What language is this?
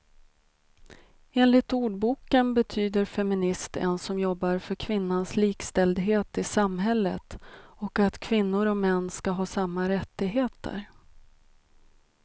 Swedish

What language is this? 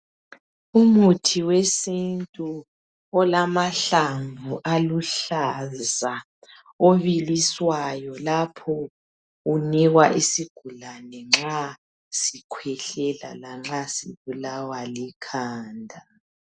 North Ndebele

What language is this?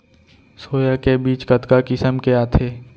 Chhattisgarhi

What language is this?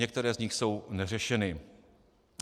Czech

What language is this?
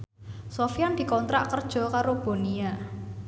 Javanese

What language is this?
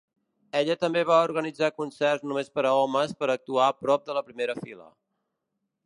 Catalan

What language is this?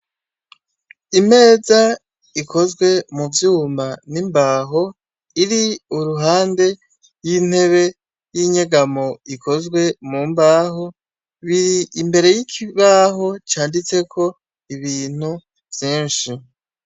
Rundi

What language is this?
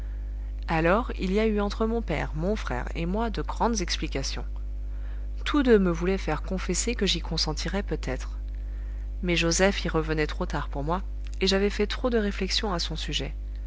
French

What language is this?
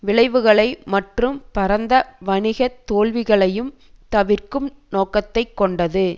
Tamil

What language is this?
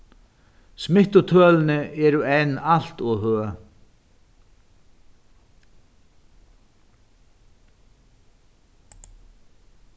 Faroese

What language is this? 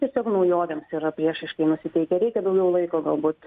Lithuanian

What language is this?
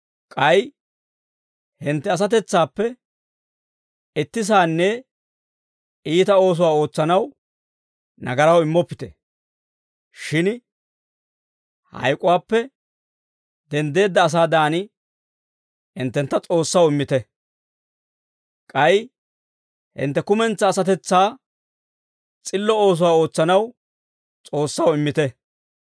Dawro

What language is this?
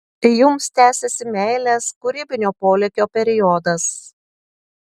Lithuanian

